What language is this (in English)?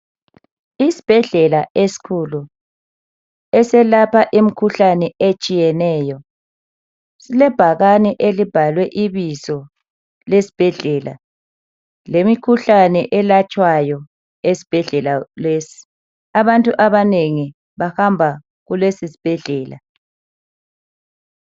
North Ndebele